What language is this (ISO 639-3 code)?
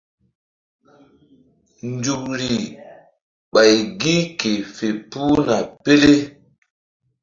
mdd